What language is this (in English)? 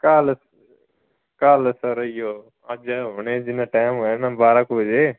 Punjabi